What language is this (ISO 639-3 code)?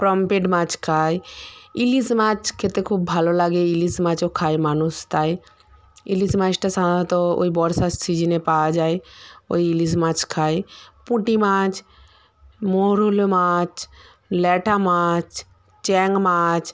ben